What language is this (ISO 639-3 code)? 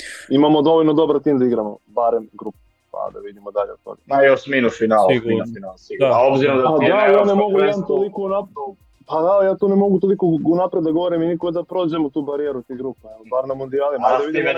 hrv